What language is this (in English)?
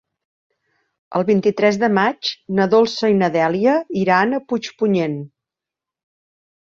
Catalan